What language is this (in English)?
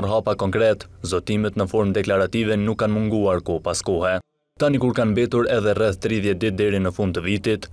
Romanian